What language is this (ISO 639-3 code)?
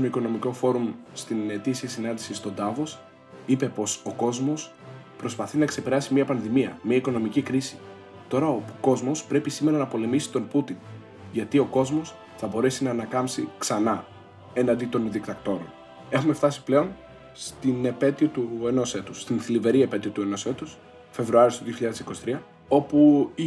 ell